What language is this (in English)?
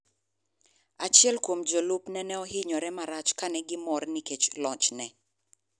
Luo (Kenya and Tanzania)